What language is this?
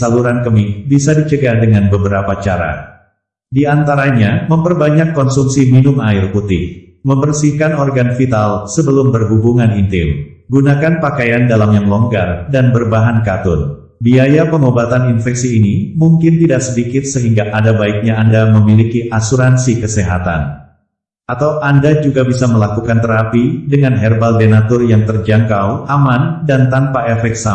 Indonesian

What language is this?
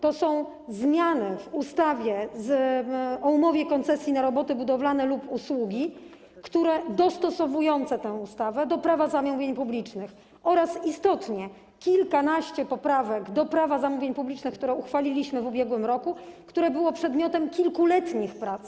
Polish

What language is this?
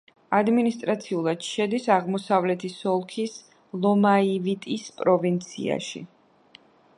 Georgian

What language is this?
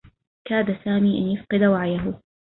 Arabic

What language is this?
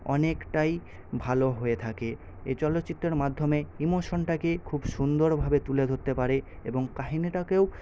Bangla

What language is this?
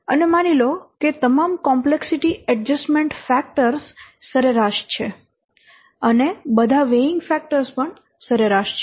Gujarati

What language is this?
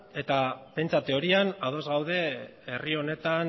Basque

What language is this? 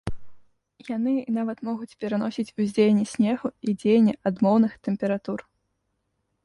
Belarusian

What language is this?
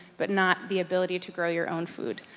English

